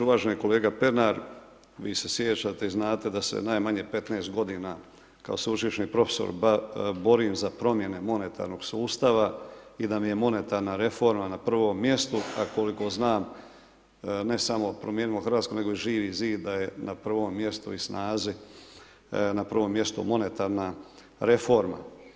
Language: Croatian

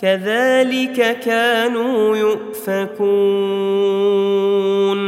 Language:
Arabic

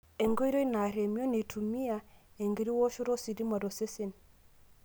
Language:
Masai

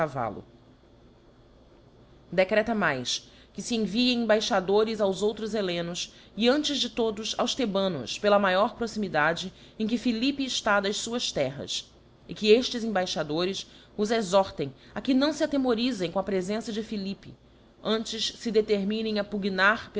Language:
Portuguese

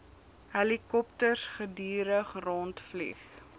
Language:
Afrikaans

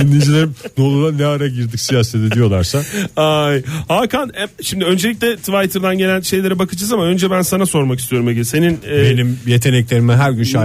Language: Turkish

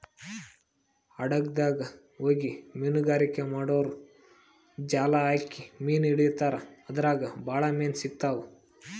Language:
Kannada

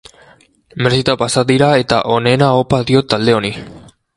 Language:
Basque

